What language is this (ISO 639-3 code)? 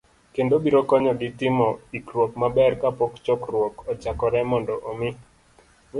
luo